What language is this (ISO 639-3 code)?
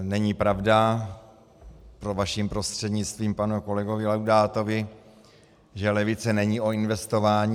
ces